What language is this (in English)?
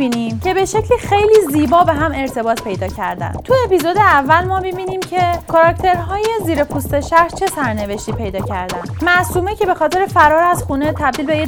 Persian